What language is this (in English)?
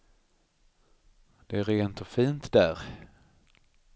Swedish